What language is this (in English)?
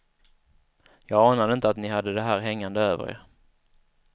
Swedish